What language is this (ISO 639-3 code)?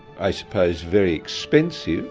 eng